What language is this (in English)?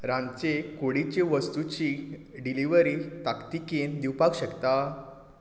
Konkani